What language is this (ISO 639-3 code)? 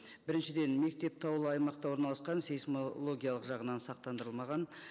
kaz